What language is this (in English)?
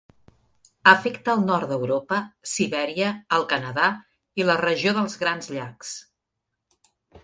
Catalan